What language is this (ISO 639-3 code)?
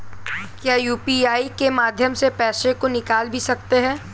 hin